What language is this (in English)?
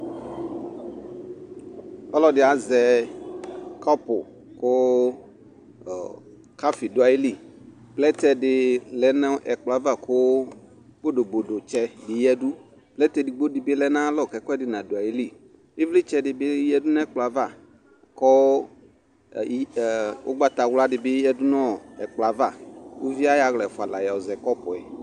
Ikposo